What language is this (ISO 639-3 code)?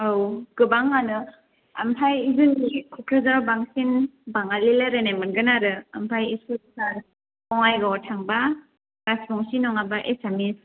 brx